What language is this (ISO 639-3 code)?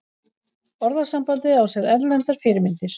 isl